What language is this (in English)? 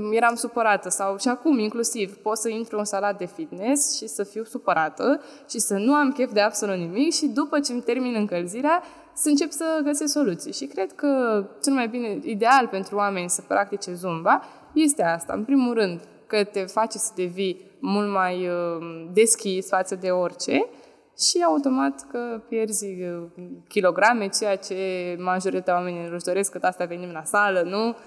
Romanian